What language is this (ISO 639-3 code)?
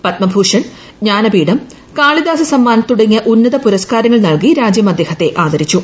mal